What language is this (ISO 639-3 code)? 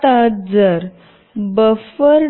mar